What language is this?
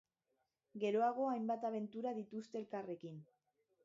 Basque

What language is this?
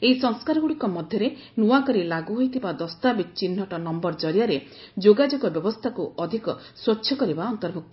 Odia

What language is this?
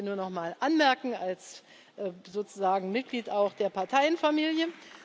German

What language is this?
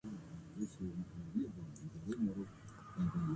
Persian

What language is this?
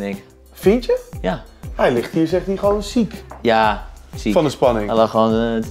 Dutch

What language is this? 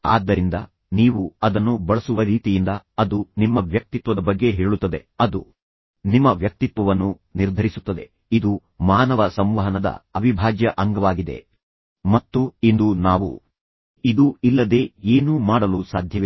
Kannada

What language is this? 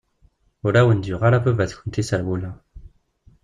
Kabyle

